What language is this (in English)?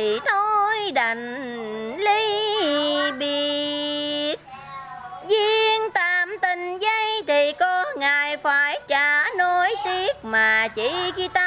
Vietnamese